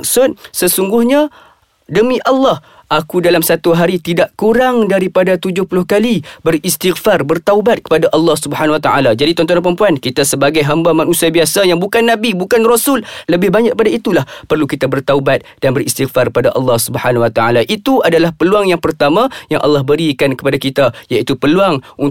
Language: Malay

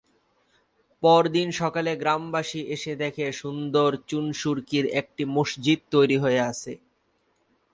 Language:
Bangla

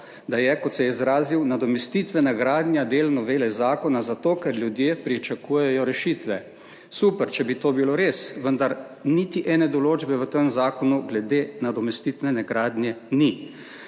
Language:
Slovenian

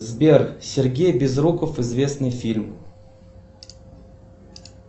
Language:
Russian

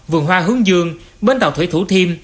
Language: Vietnamese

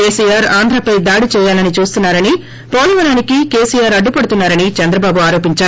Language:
Telugu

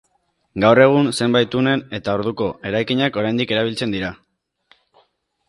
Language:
Basque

